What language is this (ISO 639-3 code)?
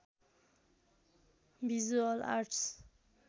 nep